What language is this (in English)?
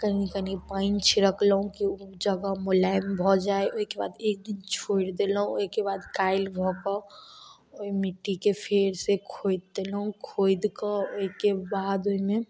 Maithili